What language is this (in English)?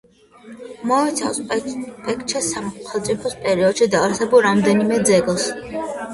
Georgian